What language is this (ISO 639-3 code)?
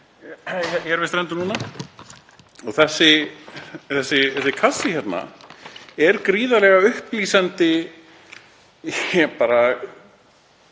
isl